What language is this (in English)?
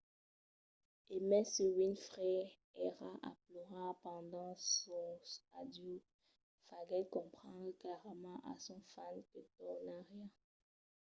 Occitan